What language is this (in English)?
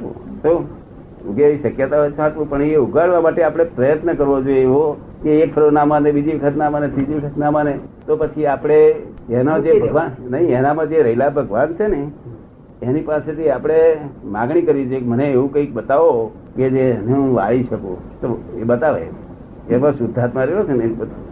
Gujarati